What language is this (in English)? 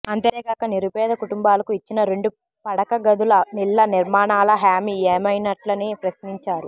Telugu